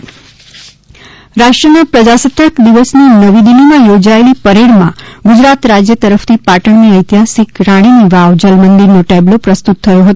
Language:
Gujarati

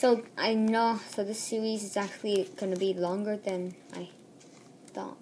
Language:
English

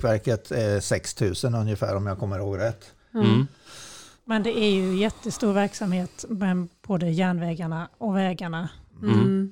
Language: Swedish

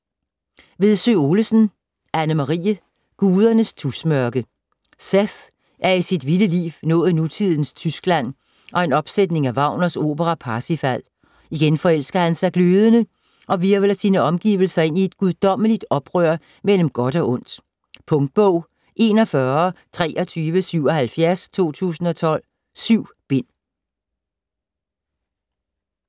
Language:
Danish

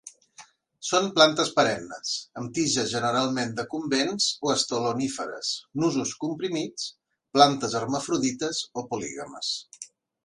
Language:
Catalan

